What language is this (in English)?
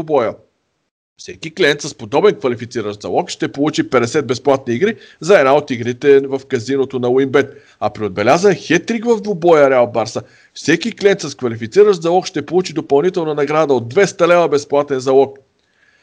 Bulgarian